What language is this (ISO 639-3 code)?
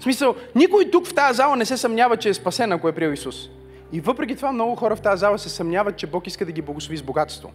bul